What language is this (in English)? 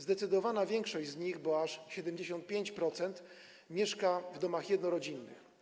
Polish